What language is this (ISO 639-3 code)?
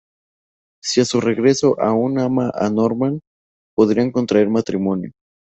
spa